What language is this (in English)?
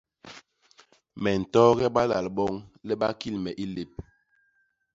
Basaa